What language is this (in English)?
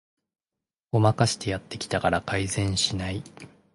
Japanese